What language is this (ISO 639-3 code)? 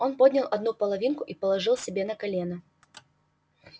rus